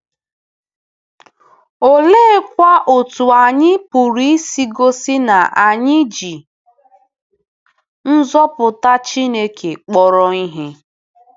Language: Igbo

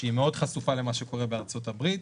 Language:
Hebrew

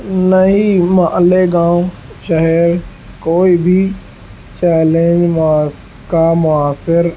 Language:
Urdu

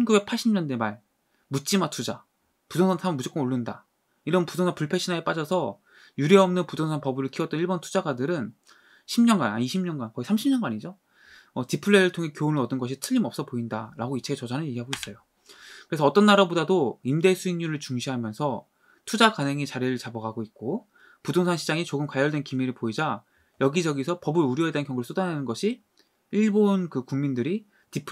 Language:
Korean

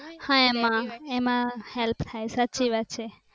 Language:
Gujarati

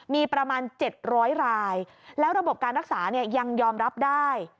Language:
Thai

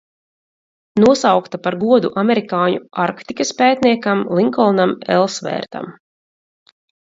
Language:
Latvian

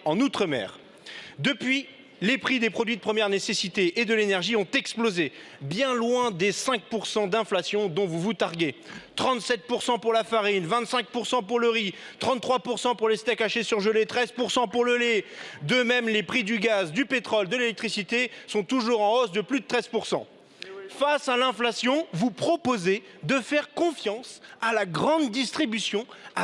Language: French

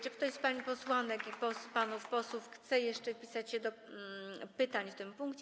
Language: Polish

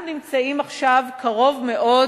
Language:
Hebrew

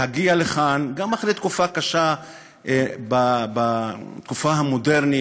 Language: Hebrew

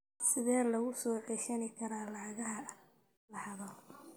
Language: Somali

